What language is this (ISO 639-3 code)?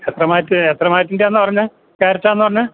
mal